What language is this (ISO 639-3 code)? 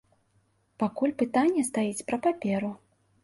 bel